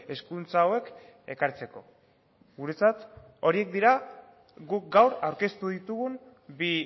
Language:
Basque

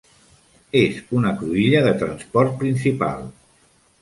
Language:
Catalan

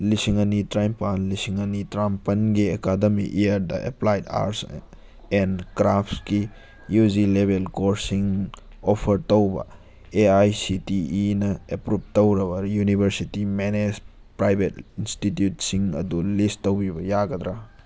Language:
Manipuri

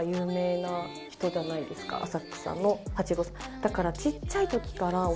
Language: Japanese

